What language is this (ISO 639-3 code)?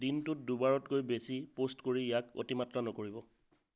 asm